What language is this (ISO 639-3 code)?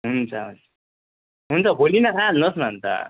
nep